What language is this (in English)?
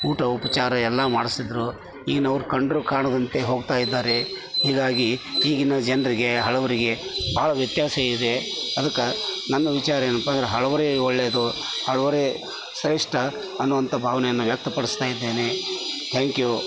Kannada